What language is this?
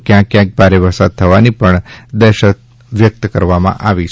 Gujarati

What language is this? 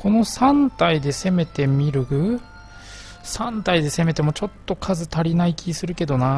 Japanese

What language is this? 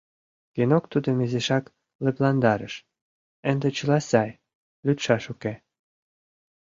Mari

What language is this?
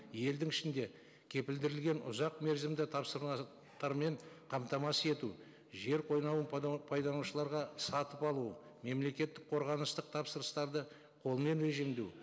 Kazakh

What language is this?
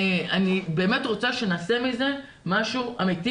Hebrew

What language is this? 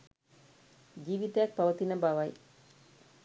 Sinhala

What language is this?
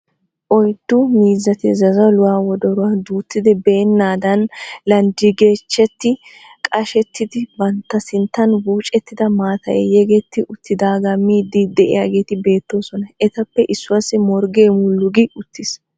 Wolaytta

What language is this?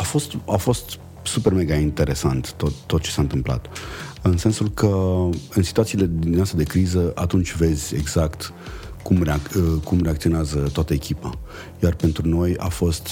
Romanian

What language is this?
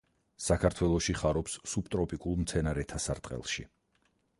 Georgian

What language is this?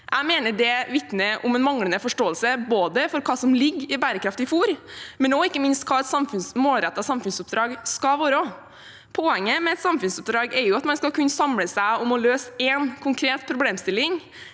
Norwegian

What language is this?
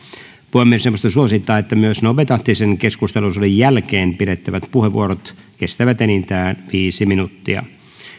Finnish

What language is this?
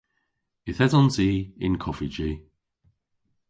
Cornish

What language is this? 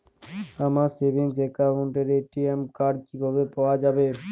Bangla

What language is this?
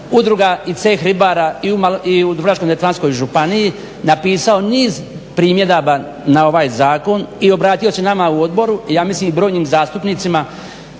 Croatian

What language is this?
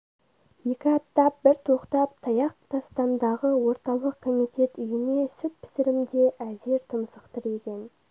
Kazakh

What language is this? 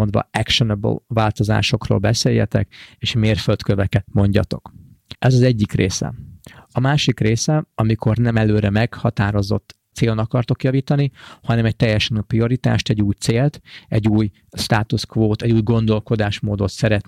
Hungarian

